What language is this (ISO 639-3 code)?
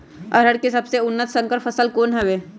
mag